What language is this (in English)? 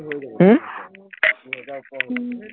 Assamese